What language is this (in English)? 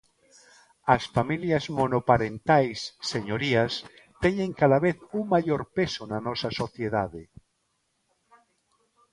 Galician